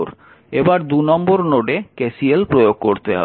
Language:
Bangla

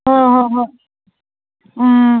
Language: Manipuri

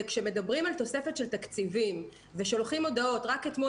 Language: Hebrew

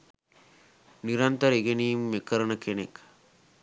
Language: Sinhala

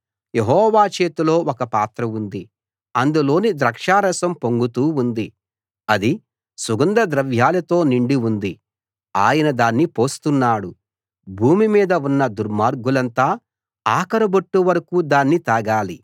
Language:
Telugu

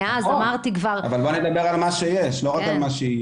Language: Hebrew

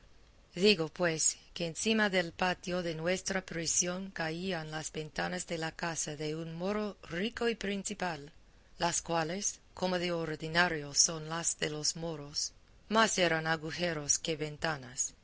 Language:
Spanish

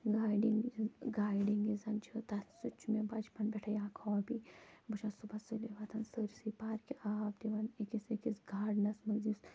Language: Kashmiri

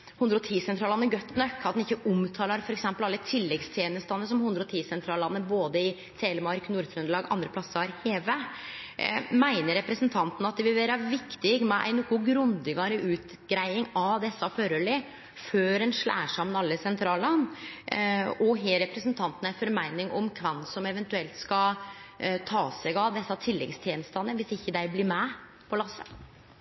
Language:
Norwegian Nynorsk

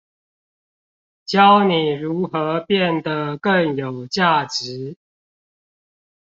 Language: Chinese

